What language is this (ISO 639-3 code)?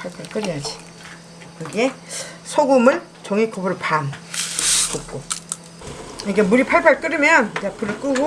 kor